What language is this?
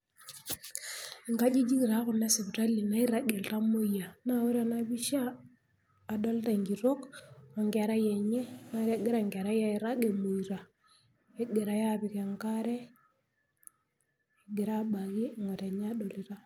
Masai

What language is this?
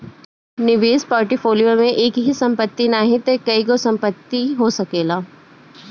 Bhojpuri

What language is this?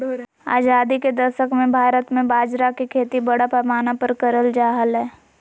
Magahi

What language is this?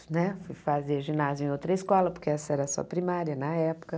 Portuguese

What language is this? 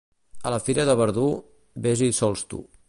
Catalan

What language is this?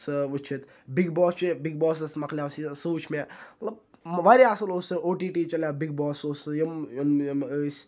Kashmiri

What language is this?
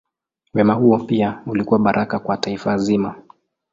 Swahili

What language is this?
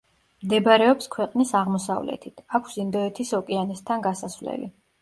Georgian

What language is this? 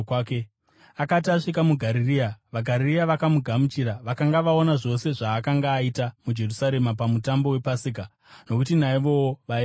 Shona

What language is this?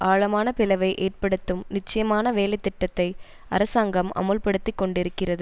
Tamil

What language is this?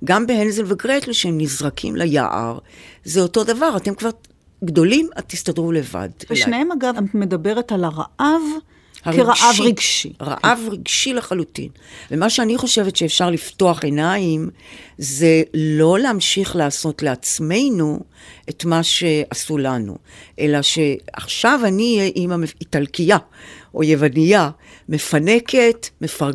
Hebrew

